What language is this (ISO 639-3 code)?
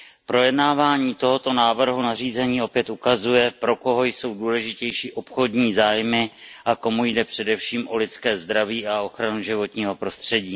ces